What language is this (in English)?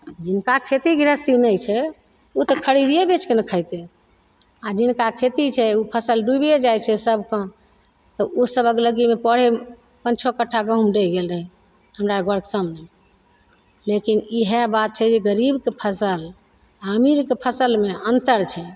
Maithili